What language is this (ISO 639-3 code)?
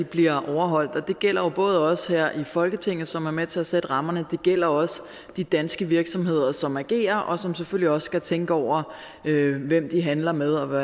dan